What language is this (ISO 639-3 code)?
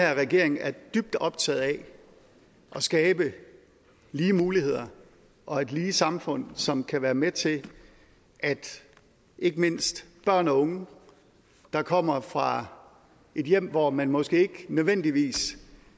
dan